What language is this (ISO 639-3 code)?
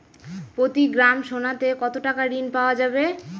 ben